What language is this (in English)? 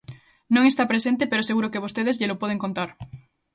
Galician